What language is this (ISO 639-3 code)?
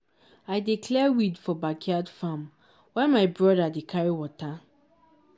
pcm